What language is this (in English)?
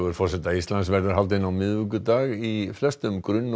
Icelandic